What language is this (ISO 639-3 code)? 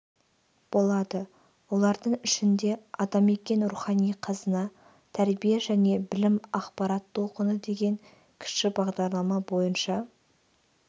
kaz